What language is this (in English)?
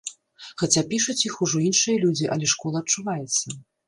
Belarusian